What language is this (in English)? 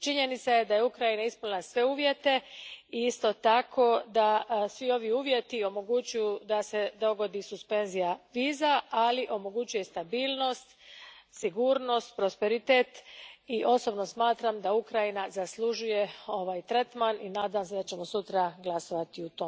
Croatian